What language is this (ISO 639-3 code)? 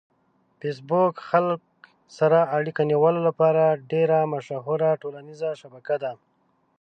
pus